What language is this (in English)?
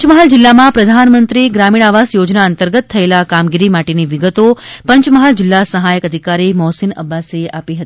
Gujarati